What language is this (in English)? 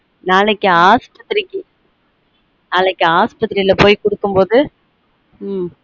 Tamil